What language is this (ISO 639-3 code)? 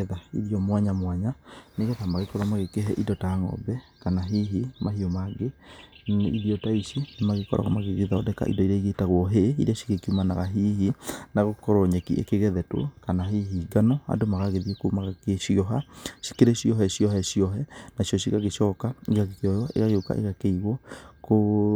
kik